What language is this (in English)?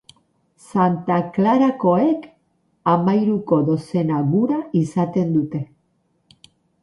Basque